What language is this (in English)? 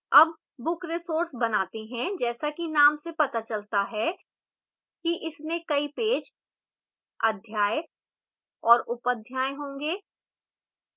Hindi